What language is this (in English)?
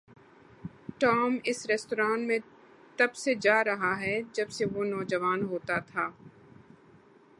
Urdu